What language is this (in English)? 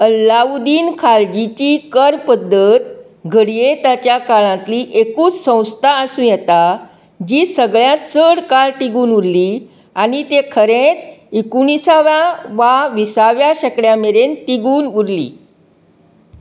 Konkani